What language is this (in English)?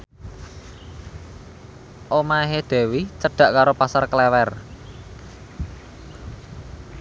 Javanese